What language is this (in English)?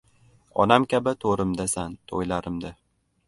Uzbek